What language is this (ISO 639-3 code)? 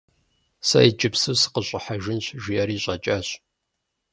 kbd